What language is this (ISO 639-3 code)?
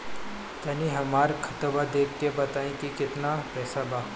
bho